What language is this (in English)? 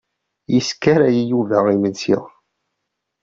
Kabyle